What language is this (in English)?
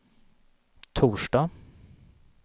Swedish